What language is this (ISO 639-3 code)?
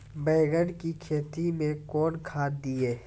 mai